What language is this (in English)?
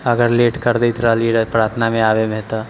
Maithili